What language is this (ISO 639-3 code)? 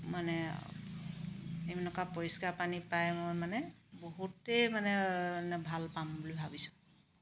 asm